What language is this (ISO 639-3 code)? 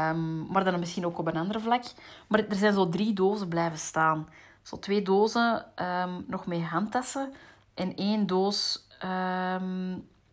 nld